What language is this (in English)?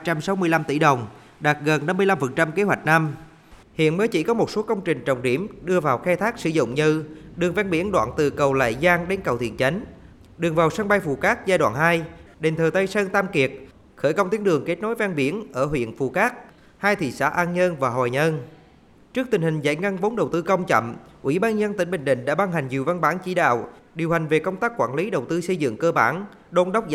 Vietnamese